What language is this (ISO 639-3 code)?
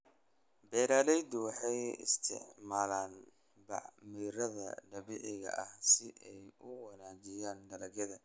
som